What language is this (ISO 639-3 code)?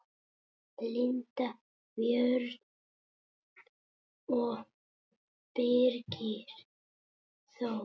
isl